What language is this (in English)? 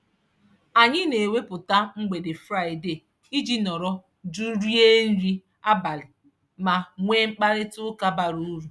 Igbo